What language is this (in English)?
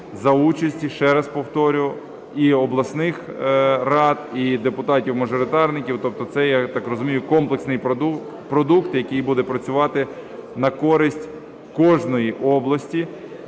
Ukrainian